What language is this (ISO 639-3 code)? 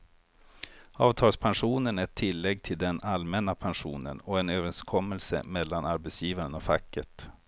swe